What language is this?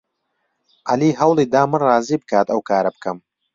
Central Kurdish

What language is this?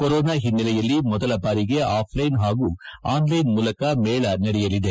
Kannada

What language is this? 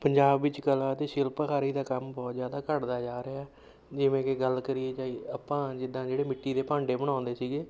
Punjabi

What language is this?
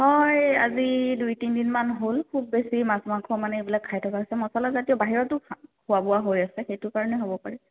Assamese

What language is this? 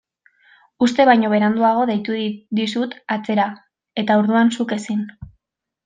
Basque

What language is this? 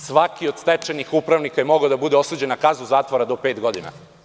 Serbian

